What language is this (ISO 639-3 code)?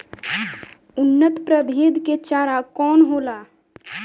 bho